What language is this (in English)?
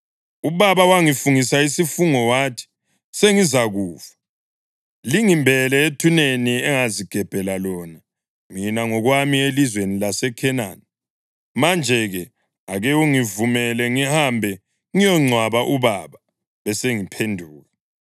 North Ndebele